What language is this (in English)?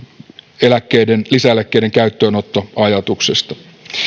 Finnish